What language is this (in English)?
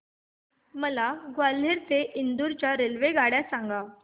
Marathi